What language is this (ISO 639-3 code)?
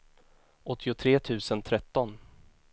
swe